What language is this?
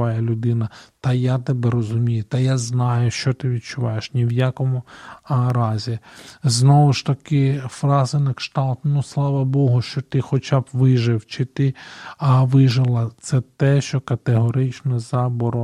Ukrainian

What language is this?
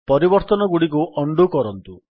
Odia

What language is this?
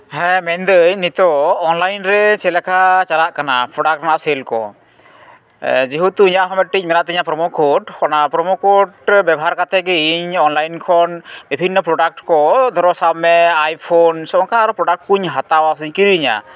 Santali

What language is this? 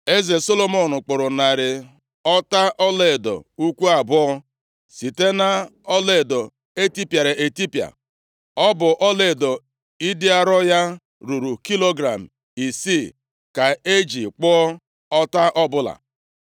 Igbo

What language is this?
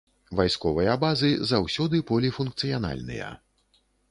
Belarusian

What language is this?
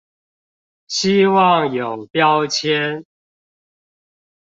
Chinese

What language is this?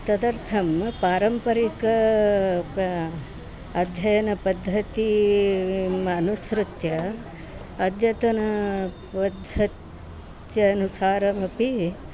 Sanskrit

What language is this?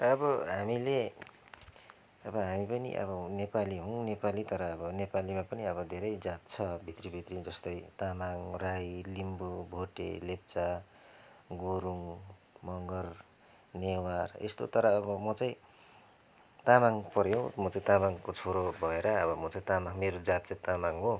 Nepali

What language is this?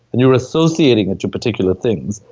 English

